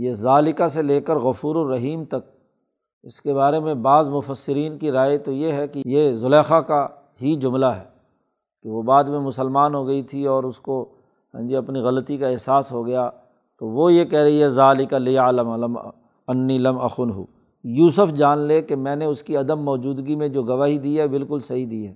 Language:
Urdu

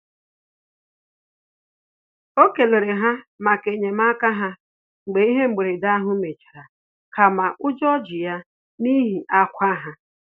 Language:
Igbo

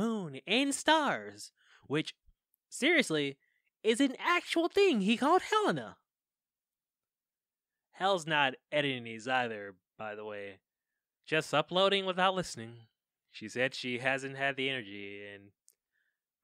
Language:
English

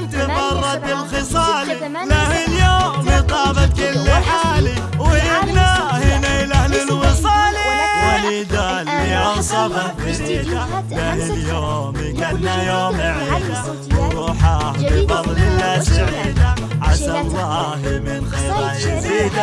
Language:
Arabic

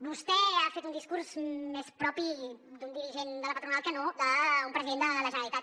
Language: Catalan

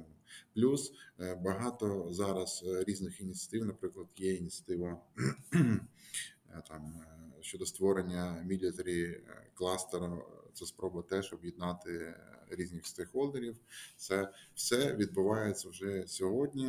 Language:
Ukrainian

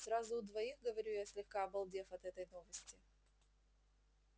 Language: Russian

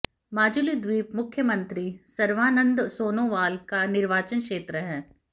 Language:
Hindi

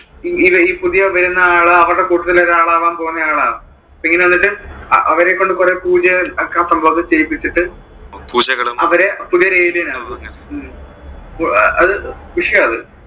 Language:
Malayalam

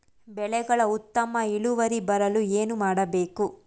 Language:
Kannada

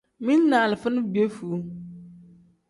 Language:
Tem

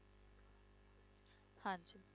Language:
Punjabi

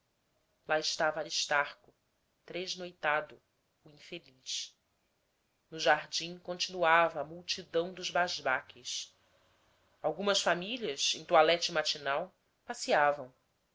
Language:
Portuguese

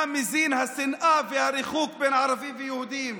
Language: Hebrew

